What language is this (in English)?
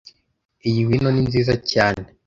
Kinyarwanda